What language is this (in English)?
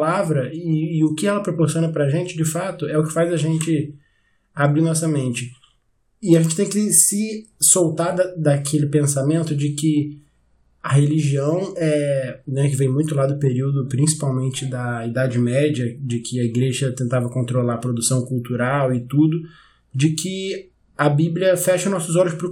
Portuguese